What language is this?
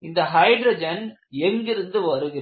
Tamil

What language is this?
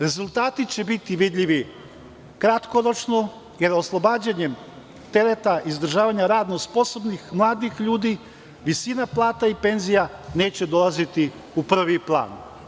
Serbian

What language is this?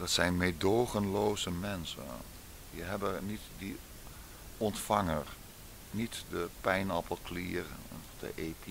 Dutch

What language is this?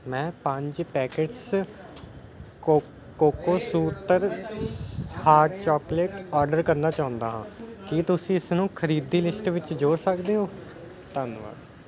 Punjabi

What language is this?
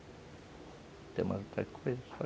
Portuguese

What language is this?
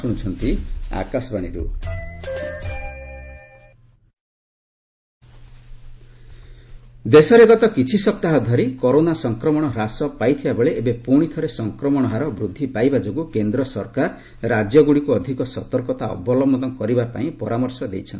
Odia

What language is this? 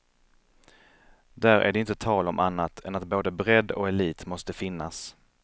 Swedish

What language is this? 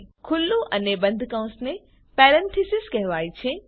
Gujarati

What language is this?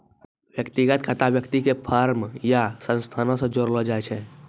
Maithili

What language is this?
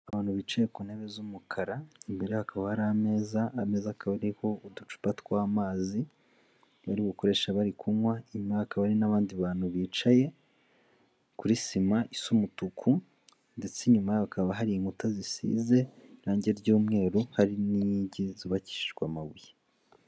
Kinyarwanda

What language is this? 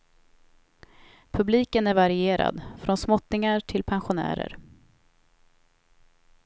Swedish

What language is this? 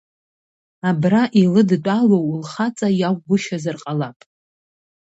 Abkhazian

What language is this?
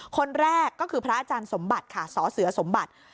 Thai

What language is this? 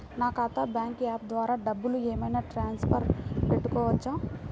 Telugu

